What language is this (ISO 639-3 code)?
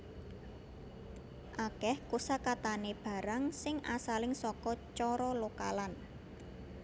jav